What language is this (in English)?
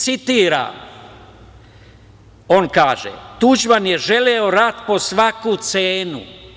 Serbian